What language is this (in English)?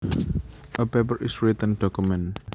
Javanese